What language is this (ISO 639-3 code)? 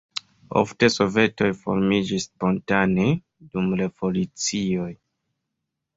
epo